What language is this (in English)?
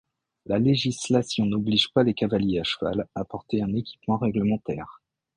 French